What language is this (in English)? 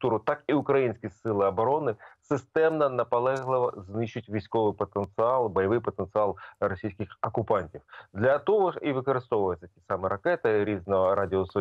Ukrainian